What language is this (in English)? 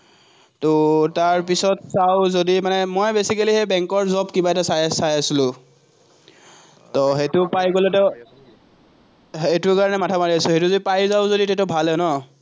Assamese